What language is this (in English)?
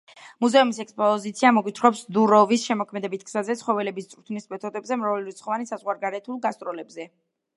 Georgian